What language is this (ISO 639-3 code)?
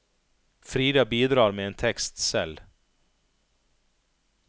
nor